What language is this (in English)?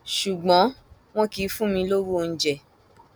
Yoruba